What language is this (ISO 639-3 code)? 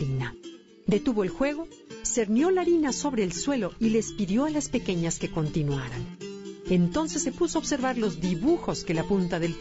spa